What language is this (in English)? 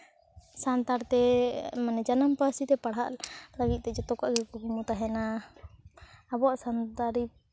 Santali